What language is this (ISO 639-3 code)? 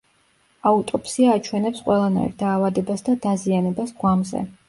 kat